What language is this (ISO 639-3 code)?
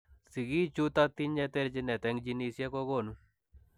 kln